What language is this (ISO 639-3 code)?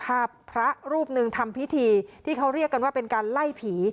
tha